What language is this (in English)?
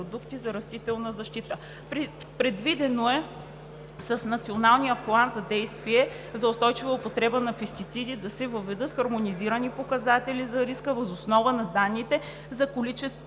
Bulgarian